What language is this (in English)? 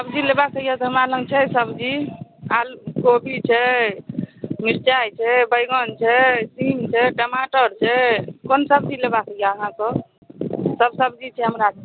Maithili